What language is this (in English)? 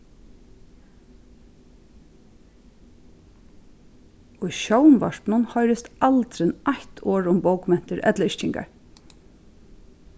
Faroese